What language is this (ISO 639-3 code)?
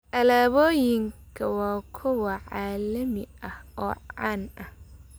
som